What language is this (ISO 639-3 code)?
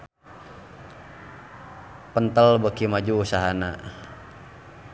sun